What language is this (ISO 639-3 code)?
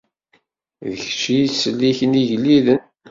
kab